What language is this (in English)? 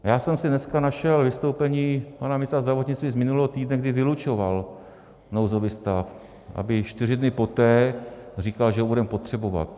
Czech